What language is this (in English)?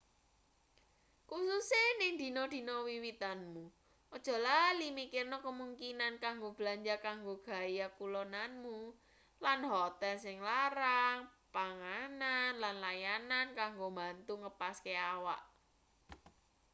Javanese